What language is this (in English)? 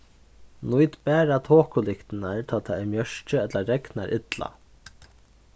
Faroese